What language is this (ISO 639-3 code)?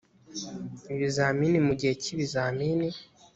kin